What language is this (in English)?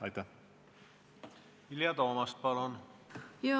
Estonian